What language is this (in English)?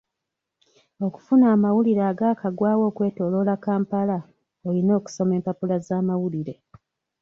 Ganda